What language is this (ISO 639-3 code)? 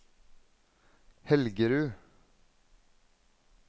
nor